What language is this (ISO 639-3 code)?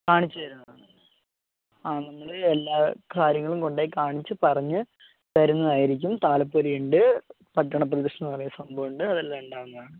mal